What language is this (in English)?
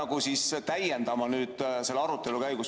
Estonian